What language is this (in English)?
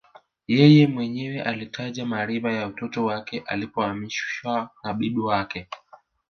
Swahili